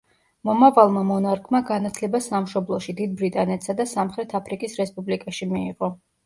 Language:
Georgian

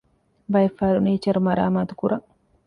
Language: Divehi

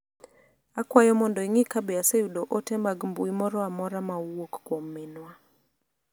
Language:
Luo (Kenya and Tanzania)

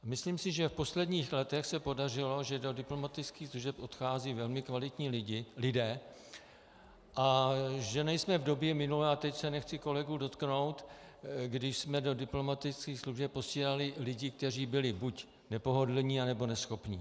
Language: Czech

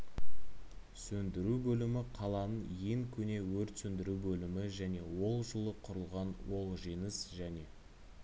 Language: Kazakh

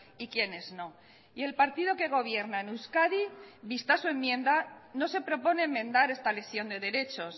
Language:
Spanish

